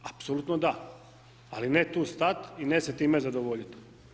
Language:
Croatian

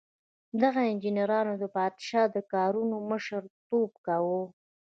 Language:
Pashto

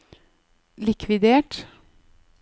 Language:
Norwegian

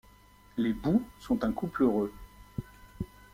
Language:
French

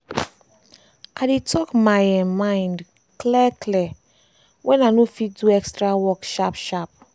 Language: Nigerian Pidgin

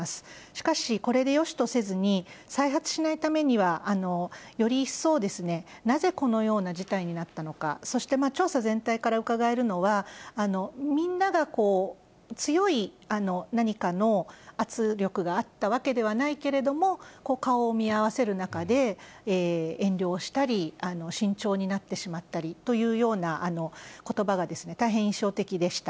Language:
Japanese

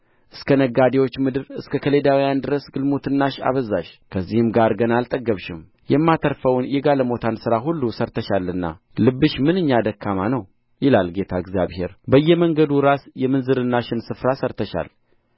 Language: Amharic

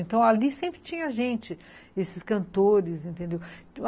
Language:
Portuguese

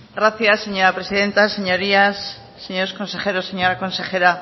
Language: Spanish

